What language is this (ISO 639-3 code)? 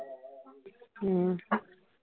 pan